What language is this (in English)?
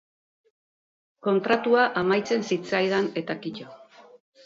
Basque